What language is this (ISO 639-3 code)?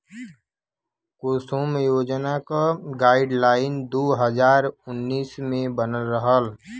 bho